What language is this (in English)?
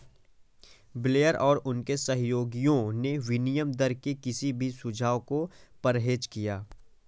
Hindi